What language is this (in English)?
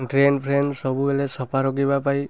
Odia